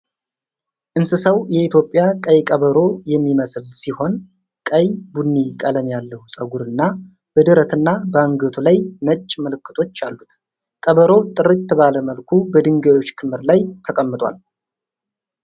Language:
Amharic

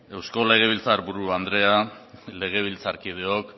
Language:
Basque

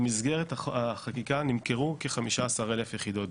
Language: Hebrew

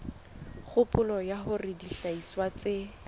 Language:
Southern Sotho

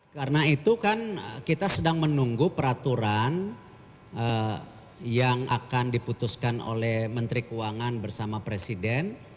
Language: Indonesian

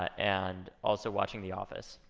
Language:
English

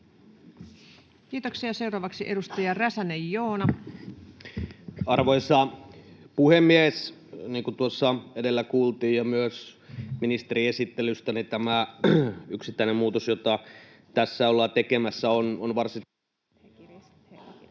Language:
Finnish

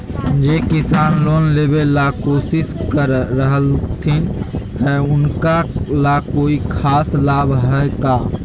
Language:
Magahi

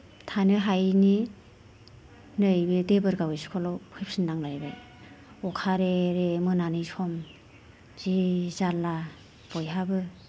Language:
Bodo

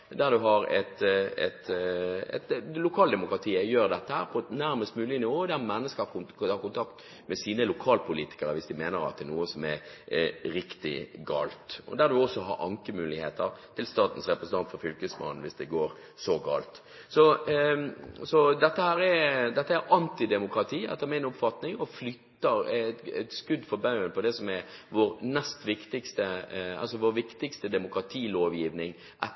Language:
Norwegian Bokmål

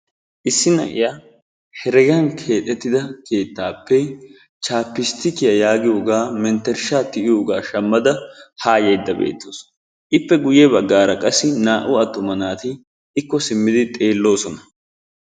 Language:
Wolaytta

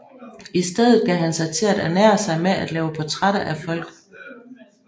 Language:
Danish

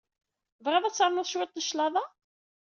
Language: Kabyle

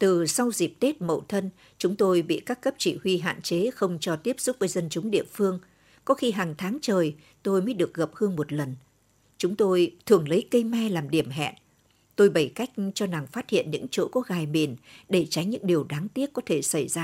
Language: Vietnamese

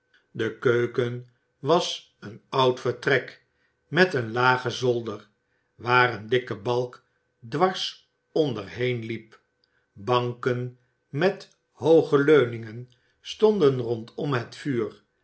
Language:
Dutch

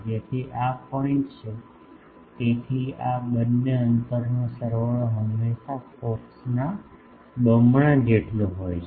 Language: Gujarati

